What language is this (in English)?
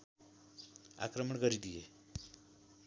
Nepali